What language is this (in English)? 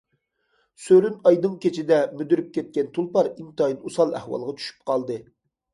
Uyghur